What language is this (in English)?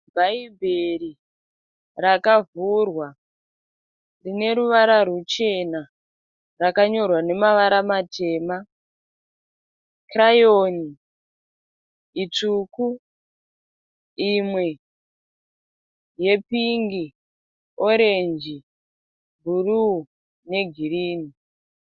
Shona